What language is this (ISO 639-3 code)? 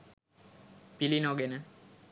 sin